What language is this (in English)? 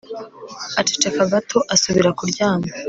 Kinyarwanda